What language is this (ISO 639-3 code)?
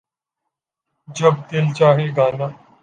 urd